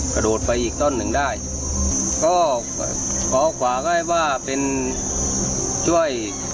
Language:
Thai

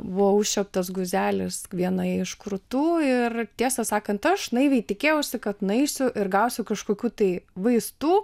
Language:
Lithuanian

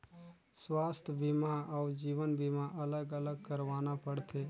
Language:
Chhattisgarhi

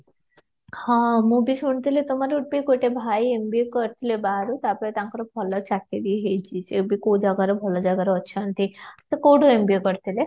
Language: Odia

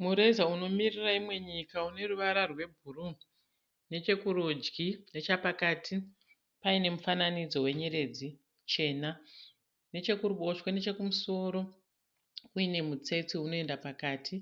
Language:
Shona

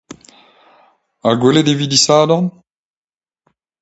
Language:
Breton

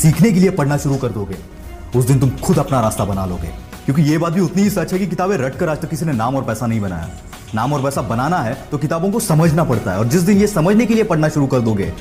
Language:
Hindi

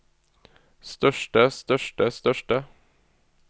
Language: Norwegian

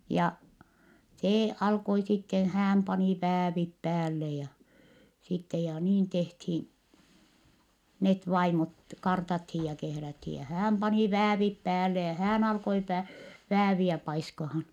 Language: Finnish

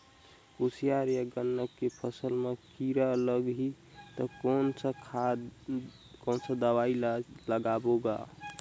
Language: Chhattisgarhi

